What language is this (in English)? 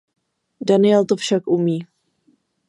Czech